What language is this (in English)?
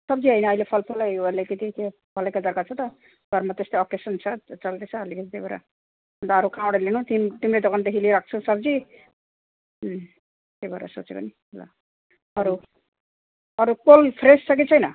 Nepali